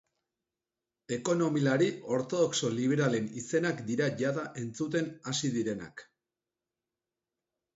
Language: Basque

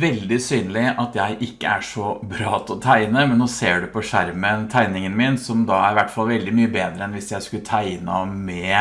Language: Norwegian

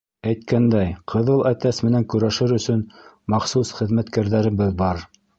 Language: Bashkir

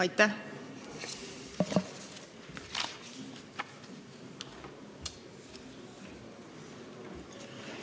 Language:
Estonian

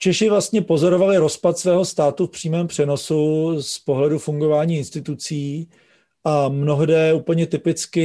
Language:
Czech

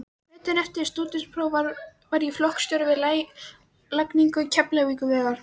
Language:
Icelandic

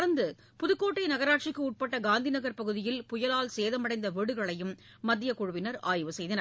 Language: Tamil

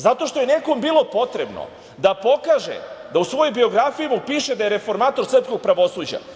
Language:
Serbian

